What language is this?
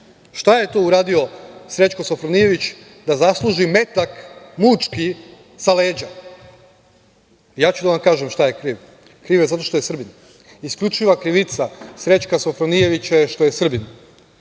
Serbian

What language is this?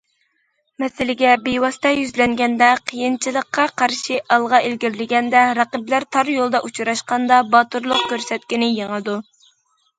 Uyghur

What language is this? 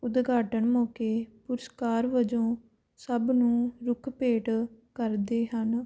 Punjabi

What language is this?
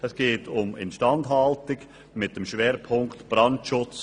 Swiss German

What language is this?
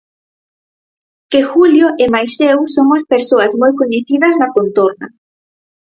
Galician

